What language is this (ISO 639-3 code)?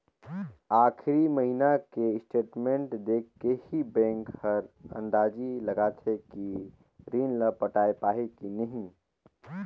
hne